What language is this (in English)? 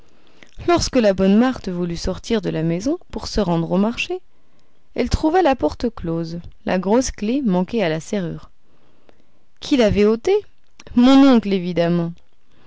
French